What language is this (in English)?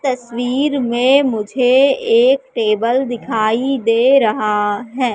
Hindi